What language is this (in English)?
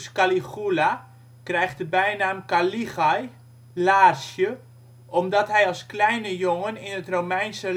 Dutch